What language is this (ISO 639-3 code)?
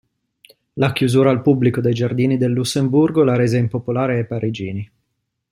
ita